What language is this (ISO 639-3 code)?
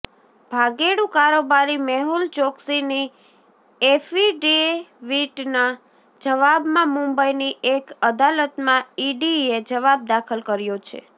guj